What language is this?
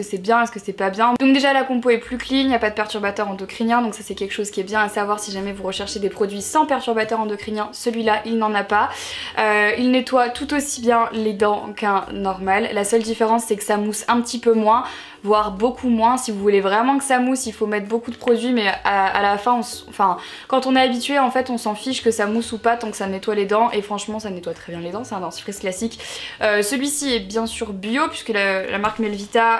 French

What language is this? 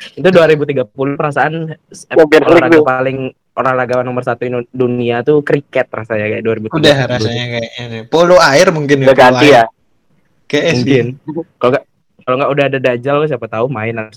Indonesian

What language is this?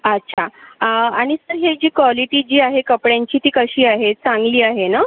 Marathi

